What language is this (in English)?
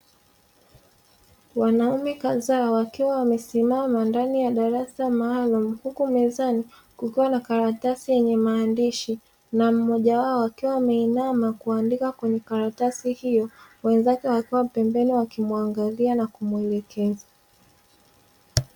Swahili